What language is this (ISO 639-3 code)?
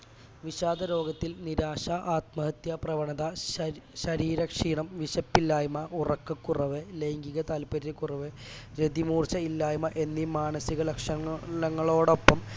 mal